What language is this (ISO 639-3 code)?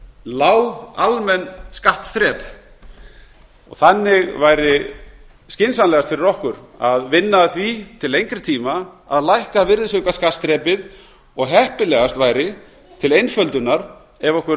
isl